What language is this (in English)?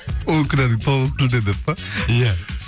Kazakh